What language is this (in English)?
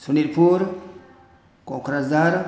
Bodo